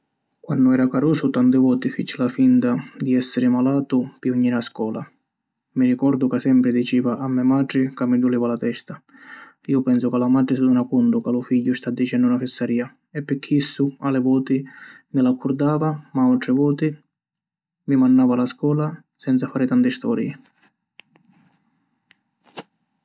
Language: Sicilian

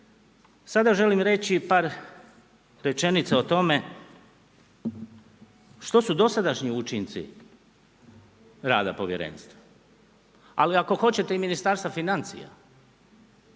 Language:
Croatian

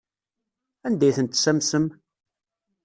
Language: Kabyle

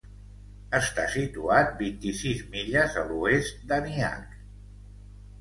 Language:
Catalan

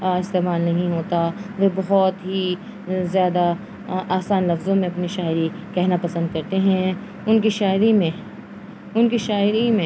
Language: Urdu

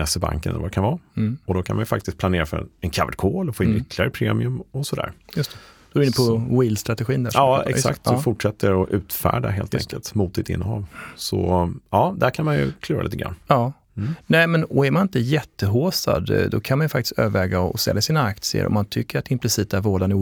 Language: Swedish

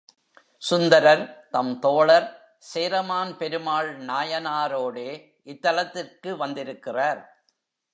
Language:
Tamil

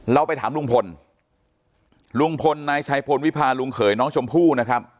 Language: Thai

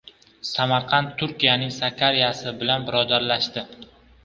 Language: Uzbek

